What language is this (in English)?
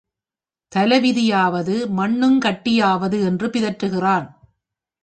Tamil